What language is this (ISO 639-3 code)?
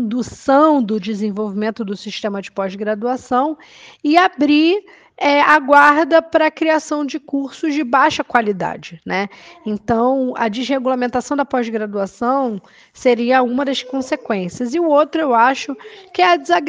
por